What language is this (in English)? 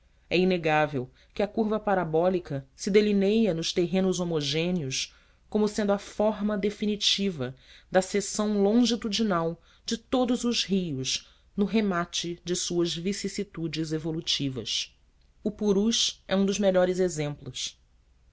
Portuguese